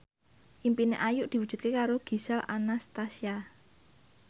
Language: Javanese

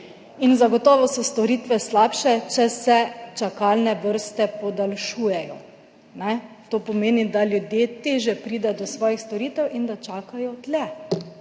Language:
Slovenian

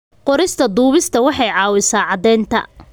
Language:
Somali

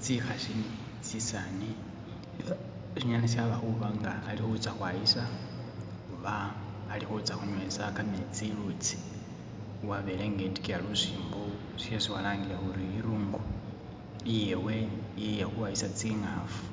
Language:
Masaaba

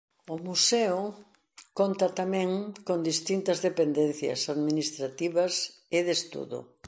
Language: Galician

